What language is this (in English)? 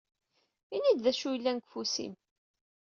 Kabyle